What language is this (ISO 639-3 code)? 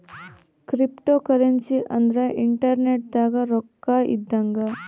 kan